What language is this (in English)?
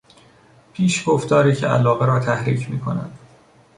Persian